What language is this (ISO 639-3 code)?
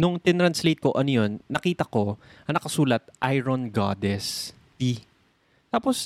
fil